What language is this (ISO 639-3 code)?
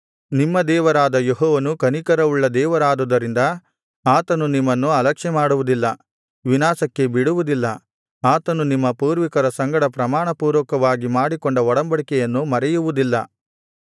kan